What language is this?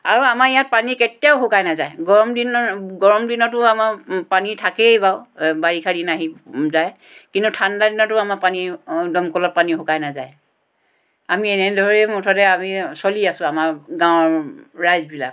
Assamese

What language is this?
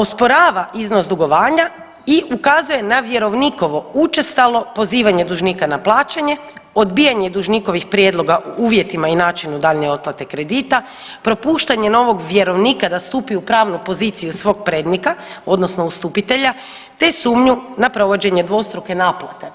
Croatian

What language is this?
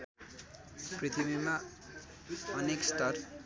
Nepali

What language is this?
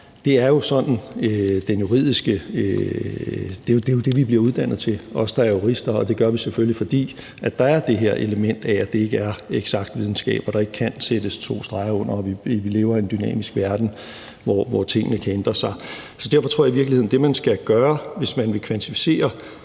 Danish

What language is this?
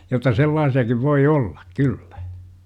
Finnish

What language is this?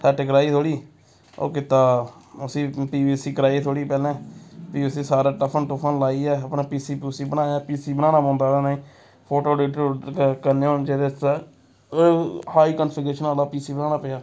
Dogri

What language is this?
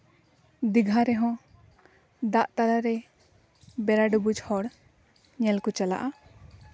Santali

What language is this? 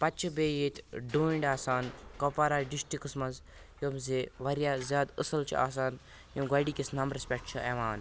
Kashmiri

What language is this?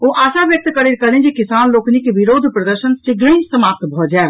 Maithili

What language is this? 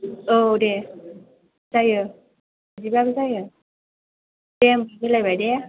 Bodo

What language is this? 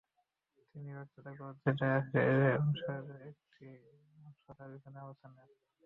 Bangla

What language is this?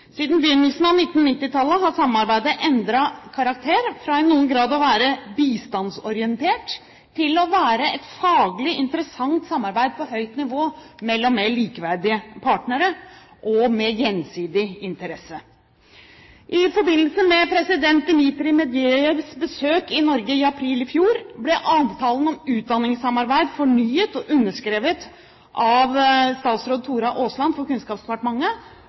Norwegian Bokmål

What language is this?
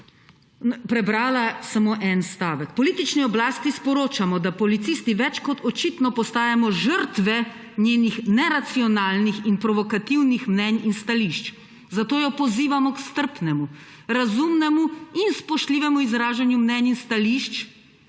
Slovenian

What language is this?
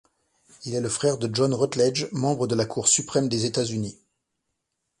French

